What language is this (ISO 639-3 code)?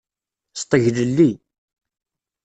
kab